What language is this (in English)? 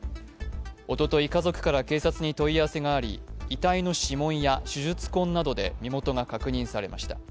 Japanese